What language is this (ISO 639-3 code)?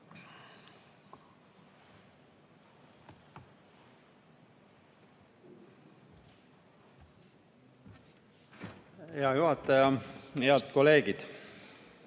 est